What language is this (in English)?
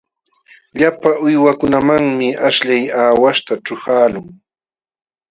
Jauja Wanca Quechua